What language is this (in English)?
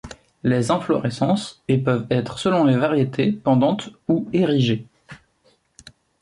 French